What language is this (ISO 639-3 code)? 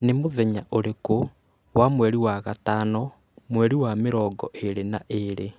kik